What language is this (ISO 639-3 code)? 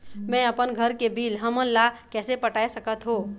hne